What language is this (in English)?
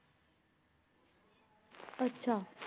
Punjabi